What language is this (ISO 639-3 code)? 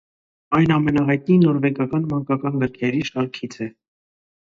hye